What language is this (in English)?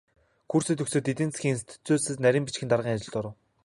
Mongolian